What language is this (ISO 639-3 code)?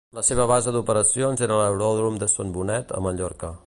cat